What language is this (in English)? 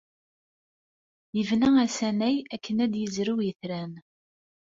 Kabyle